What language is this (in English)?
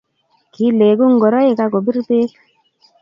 Kalenjin